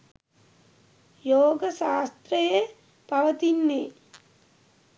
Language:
Sinhala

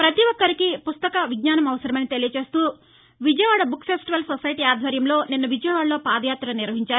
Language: Telugu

